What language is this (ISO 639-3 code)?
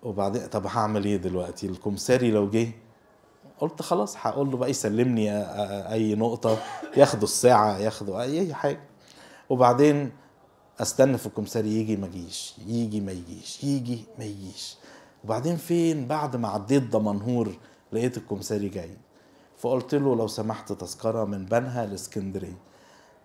ara